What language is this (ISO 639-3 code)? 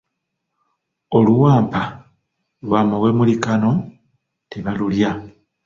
lug